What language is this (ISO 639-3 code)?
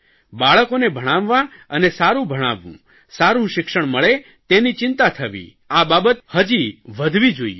guj